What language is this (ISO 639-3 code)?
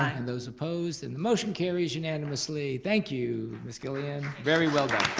eng